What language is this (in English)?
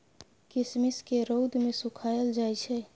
Maithili